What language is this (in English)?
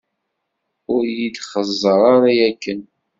Kabyle